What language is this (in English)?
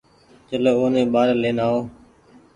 Goaria